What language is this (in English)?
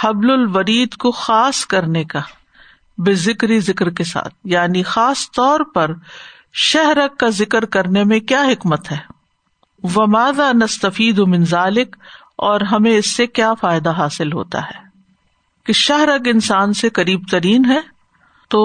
Urdu